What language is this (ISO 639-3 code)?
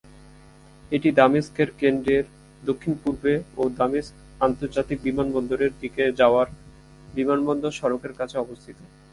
ben